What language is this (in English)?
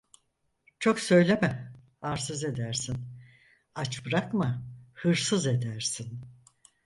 Turkish